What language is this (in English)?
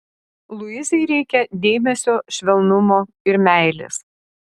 Lithuanian